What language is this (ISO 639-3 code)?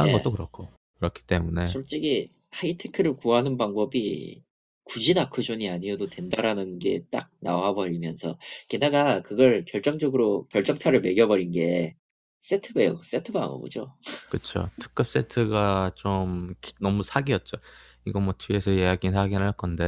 kor